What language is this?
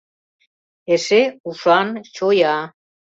Mari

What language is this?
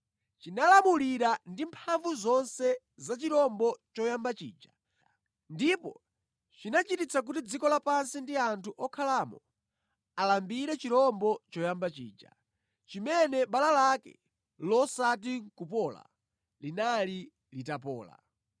Nyanja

